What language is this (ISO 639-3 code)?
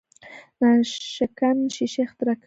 pus